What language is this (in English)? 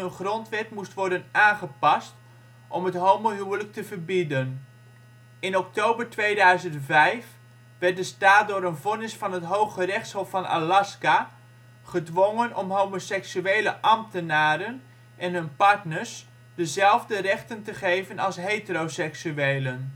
Dutch